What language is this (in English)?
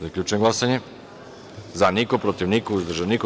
Serbian